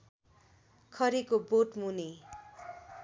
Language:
Nepali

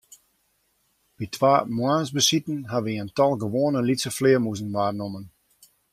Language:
Western Frisian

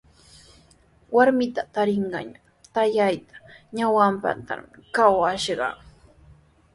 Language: Sihuas Ancash Quechua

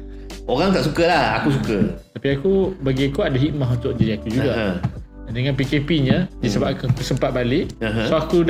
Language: Malay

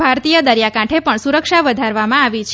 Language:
Gujarati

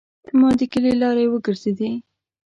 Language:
Pashto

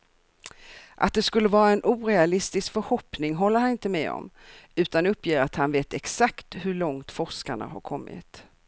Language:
Swedish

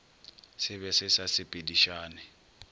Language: Northern Sotho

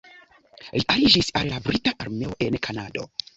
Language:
Esperanto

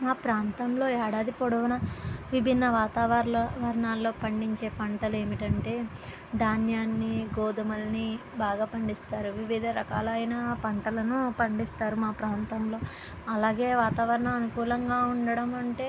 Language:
Telugu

